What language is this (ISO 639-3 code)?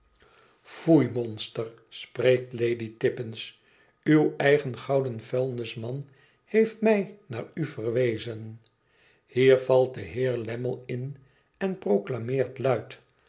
nld